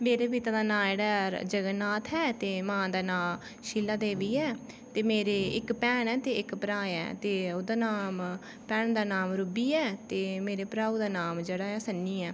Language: Dogri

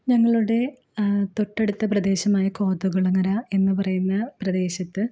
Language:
Malayalam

